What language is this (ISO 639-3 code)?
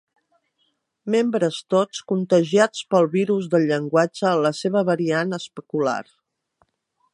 cat